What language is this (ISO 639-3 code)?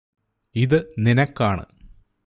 mal